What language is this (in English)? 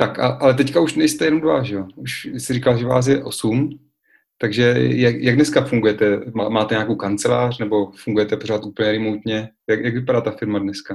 Czech